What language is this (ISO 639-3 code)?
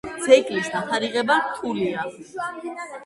kat